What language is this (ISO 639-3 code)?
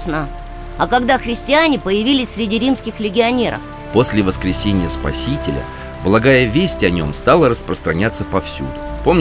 rus